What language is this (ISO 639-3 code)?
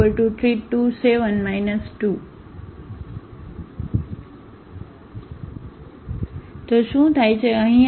guj